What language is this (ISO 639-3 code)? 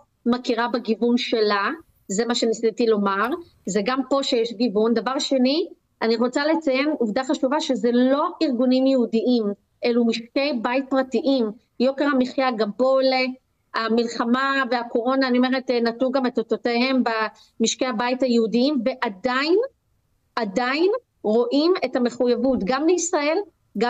heb